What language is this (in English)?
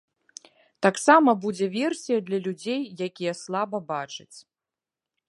Belarusian